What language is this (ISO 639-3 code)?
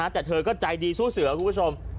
tha